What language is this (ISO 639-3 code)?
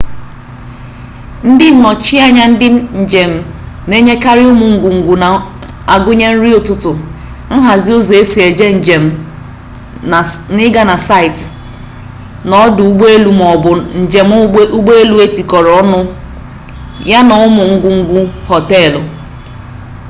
ibo